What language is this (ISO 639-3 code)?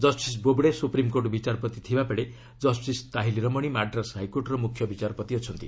ori